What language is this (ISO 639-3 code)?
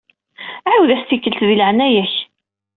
kab